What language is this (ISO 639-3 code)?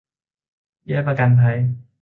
tha